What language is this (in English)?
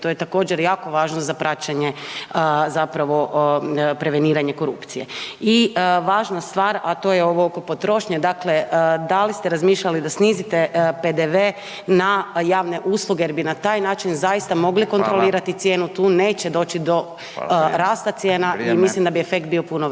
Croatian